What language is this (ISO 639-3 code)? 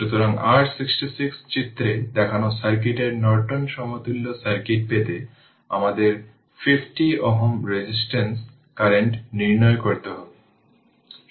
ben